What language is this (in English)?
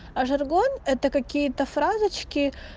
Russian